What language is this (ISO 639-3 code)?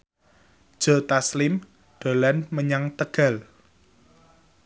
jav